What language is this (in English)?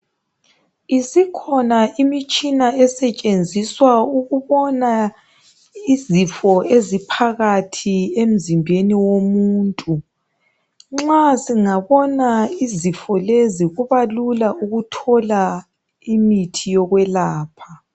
North Ndebele